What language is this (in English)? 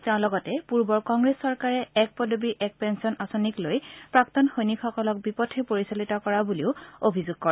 Assamese